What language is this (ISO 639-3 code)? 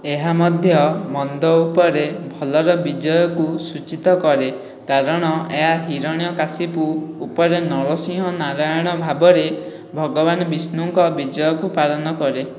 ori